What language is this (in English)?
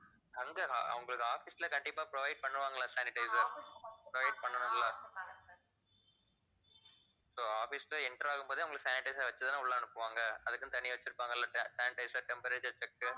Tamil